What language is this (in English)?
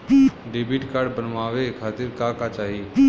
Bhojpuri